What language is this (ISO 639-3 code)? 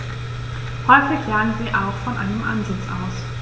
deu